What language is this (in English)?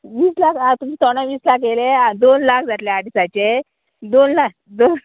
Konkani